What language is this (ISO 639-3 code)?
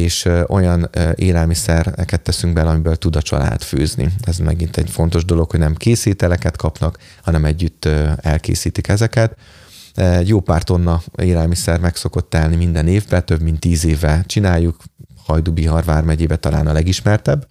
hun